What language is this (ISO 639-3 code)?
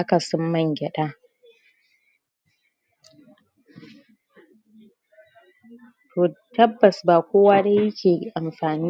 hau